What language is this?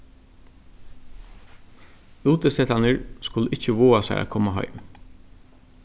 Faroese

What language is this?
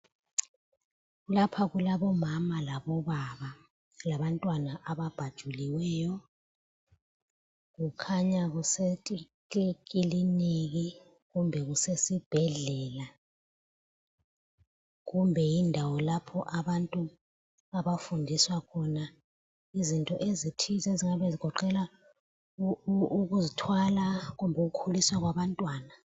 North Ndebele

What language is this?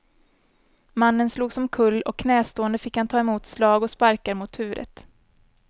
Swedish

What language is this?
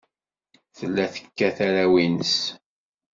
Kabyle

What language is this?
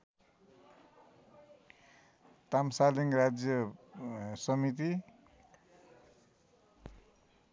Nepali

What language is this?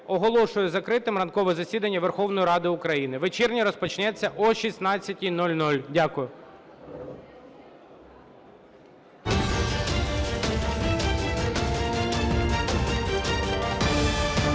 Ukrainian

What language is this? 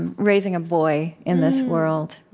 English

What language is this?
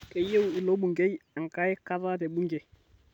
Masai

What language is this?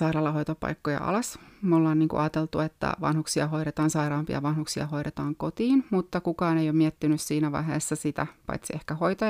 Finnish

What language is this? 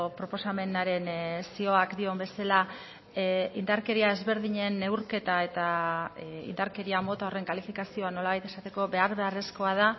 Basque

